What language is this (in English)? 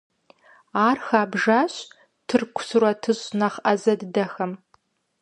Kabardian